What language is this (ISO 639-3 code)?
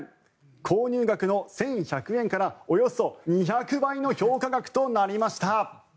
jpn